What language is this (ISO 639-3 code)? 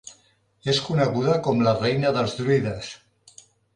cat